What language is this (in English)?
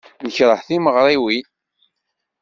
Kabyle